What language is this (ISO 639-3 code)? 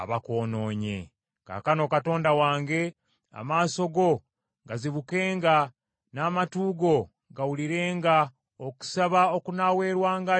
lug